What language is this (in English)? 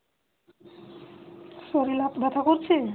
Bangla